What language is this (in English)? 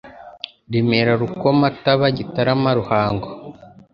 Kinyarwanda